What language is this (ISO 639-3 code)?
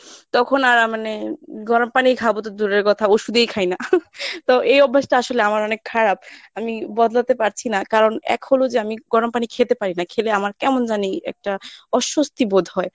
ben